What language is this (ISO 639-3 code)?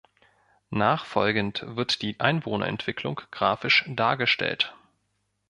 deu